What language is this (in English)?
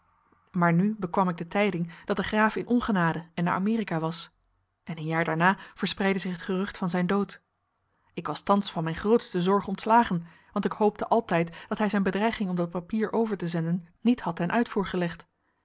Dutch